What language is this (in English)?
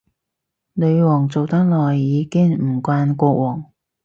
Cantonese